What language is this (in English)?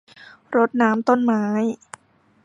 Thai